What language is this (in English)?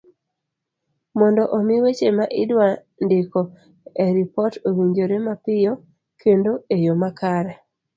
Luo (Kenya and Tanzania)